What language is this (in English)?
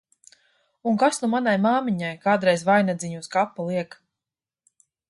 Latvian